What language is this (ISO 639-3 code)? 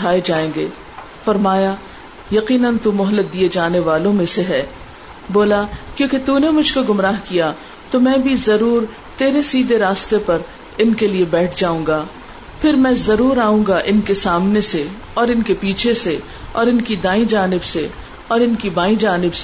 urd